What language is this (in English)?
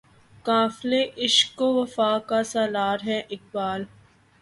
Urdu